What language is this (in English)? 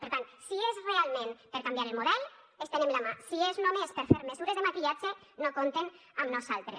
Catalan